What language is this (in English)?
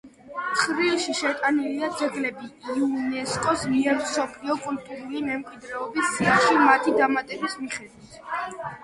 Georgian